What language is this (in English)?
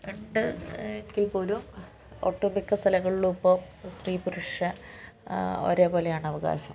Malayalam